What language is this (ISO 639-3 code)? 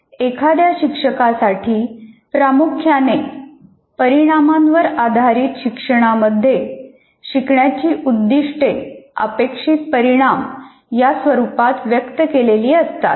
mar